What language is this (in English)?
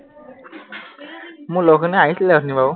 Assamese